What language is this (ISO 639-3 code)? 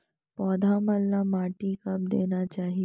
hne